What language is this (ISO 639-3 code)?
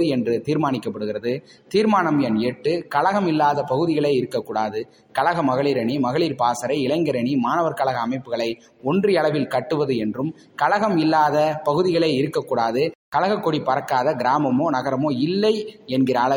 tam